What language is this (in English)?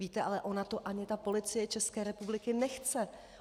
Czech